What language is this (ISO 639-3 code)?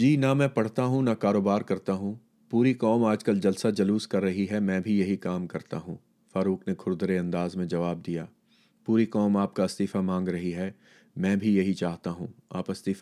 urd